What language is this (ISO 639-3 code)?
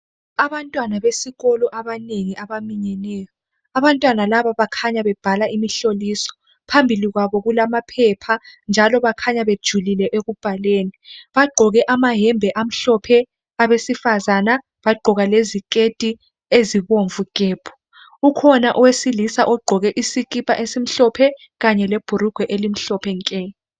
nde